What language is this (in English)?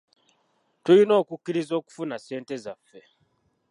Ganda